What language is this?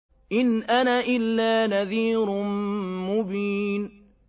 Arabic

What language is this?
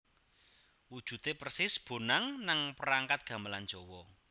Javanese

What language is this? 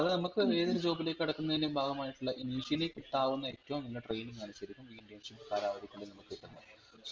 Malayalam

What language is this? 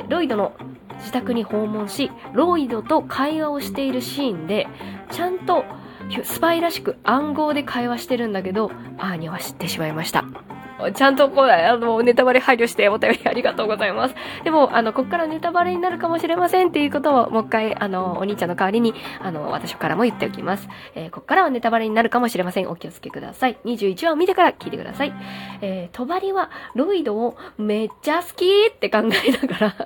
Japanese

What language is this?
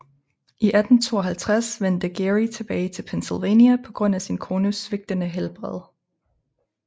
Danish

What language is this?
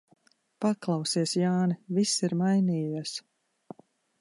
Latvian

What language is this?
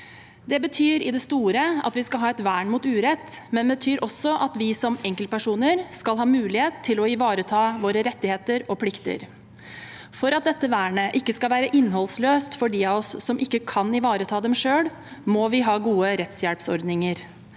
Norwegian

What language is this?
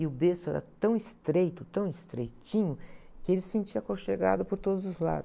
Portuguese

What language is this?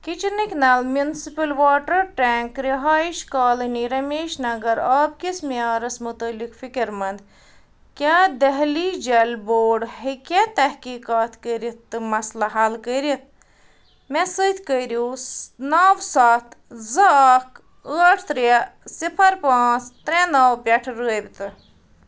Kashmiri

